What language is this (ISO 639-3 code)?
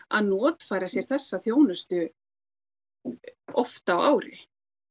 isl